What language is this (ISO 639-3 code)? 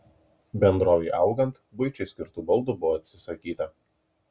lit